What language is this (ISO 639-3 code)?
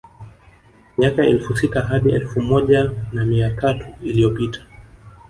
swa